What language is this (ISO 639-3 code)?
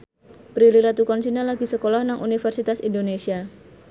jav